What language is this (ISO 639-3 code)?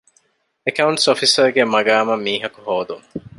div